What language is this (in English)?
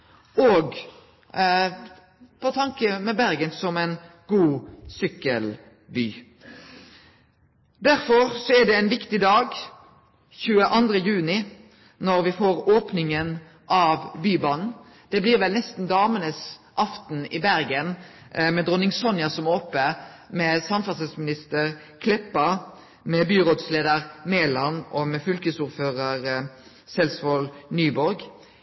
Norwegian Nynorsk